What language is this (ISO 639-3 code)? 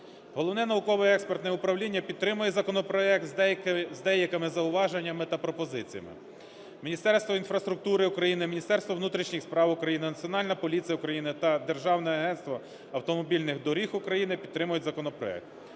ukr